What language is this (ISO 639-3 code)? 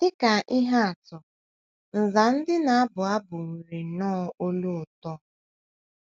ibo